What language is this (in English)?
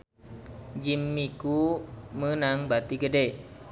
Sundanese